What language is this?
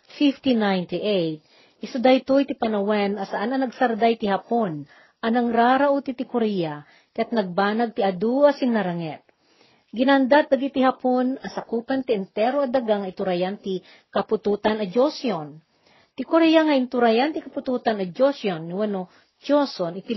Filipino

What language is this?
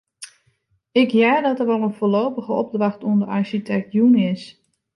Western Frisian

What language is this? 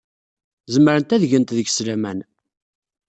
Kabyle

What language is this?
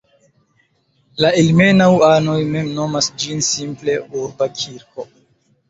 Esperanto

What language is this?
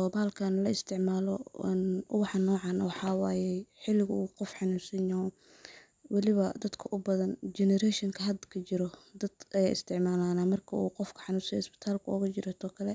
Somali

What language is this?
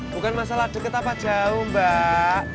Indonesian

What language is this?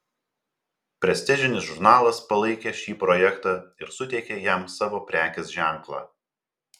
Lithuanian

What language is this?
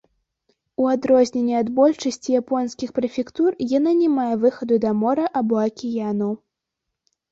Belarusian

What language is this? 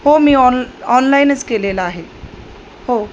Marathi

